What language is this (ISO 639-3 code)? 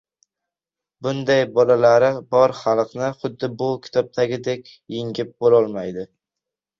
uzb